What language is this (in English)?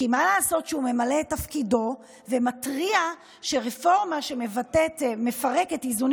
Hebrew